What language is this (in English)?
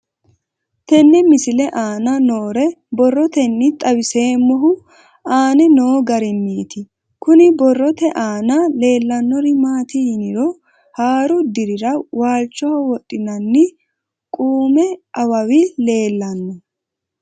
Sidamo